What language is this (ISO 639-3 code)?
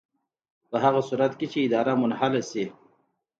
pus